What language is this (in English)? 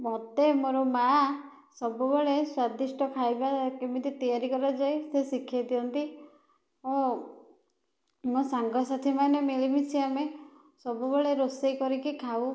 Odia